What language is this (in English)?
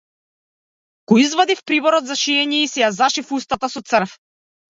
Macedonian